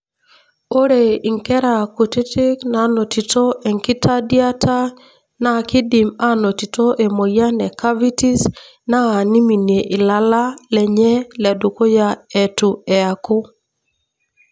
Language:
Masai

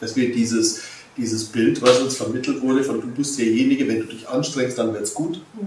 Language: German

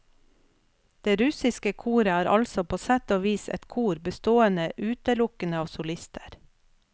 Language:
Norwegian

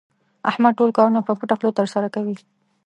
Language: Pashto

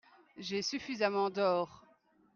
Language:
French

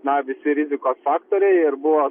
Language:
Lithuanian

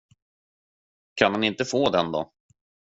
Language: Swedish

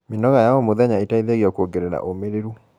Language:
Kikuyu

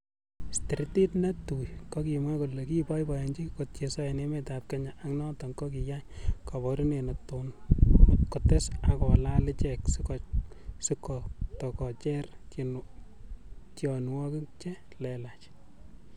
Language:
Kalenjin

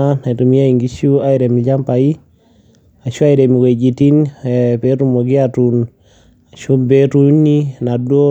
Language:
Masai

